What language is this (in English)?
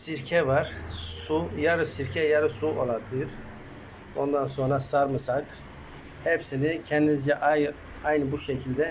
Turkish